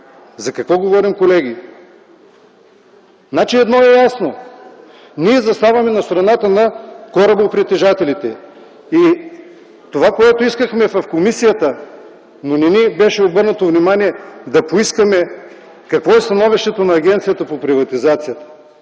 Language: Bulgarian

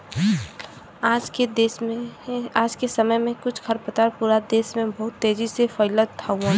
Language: Bhojpuri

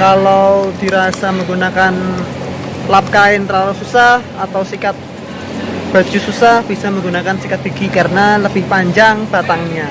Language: Indonesian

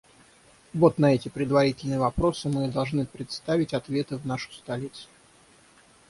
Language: Russian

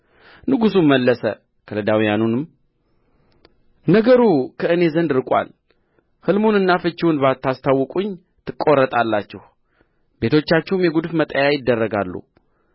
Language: Amharic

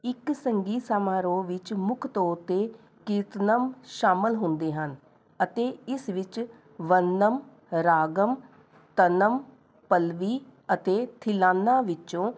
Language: Punjabi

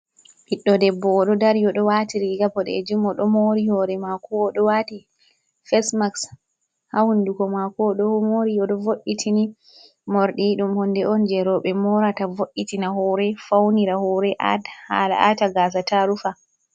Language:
Fula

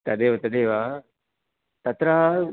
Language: Sanskrit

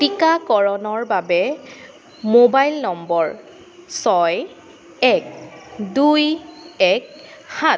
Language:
Assamese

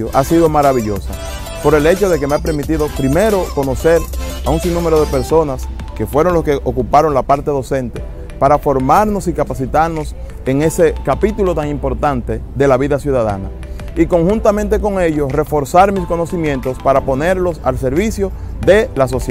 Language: Spanish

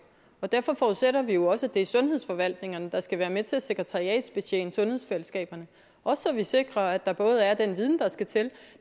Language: Danish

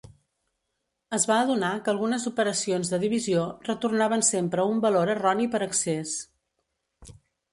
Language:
Catalan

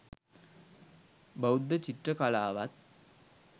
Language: Sinhala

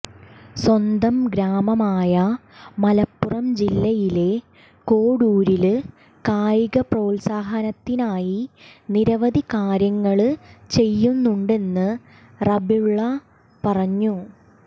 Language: Malayalam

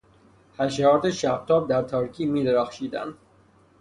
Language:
Persian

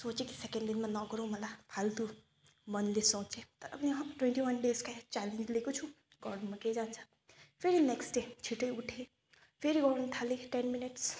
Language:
Nepali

